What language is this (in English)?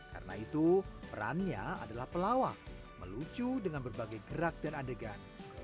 Indonesian